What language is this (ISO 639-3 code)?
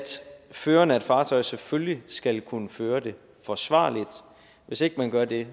dan